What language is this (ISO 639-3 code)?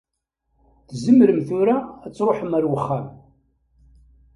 kab